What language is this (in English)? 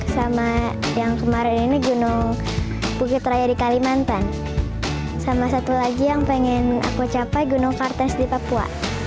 Indonesian